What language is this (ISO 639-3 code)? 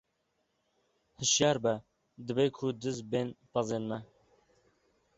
kur